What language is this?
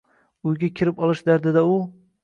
Uzbek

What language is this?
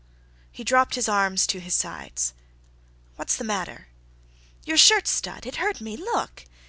English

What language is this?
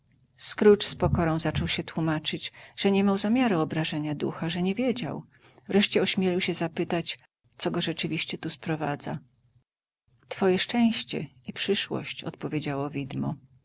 Polish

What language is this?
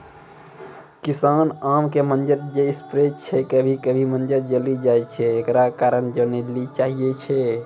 Maithili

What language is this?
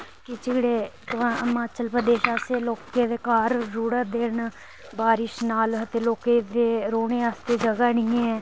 Dogri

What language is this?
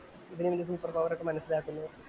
Malayalam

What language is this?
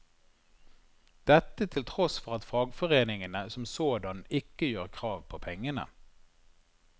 Norwegian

